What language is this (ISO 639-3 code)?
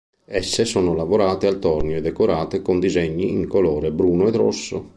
ita